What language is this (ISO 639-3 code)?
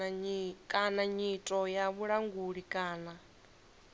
ven